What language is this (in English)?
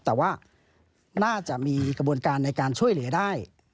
Thai